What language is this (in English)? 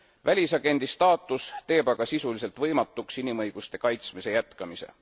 Estonian